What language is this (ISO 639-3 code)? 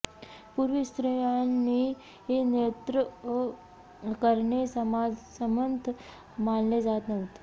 mar